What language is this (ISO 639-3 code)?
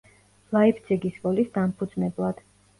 kat